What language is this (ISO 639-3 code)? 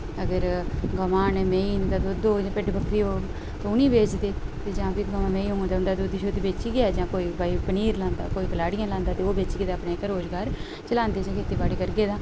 doi